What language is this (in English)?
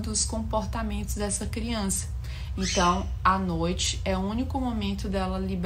Portuguese